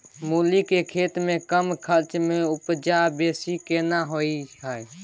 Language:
Maithili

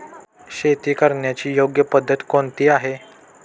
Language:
Marathi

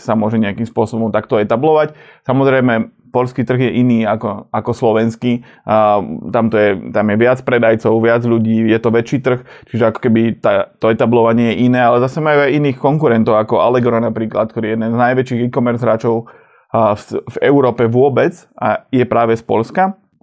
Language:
Slovak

